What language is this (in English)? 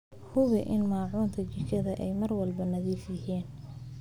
Somali